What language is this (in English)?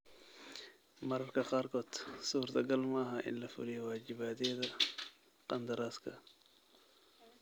Somali